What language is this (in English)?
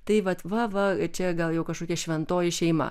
Lithuanian